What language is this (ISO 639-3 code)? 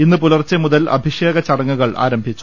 mal